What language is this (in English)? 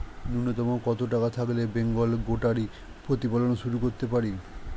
Bangla